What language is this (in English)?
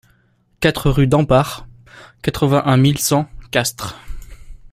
French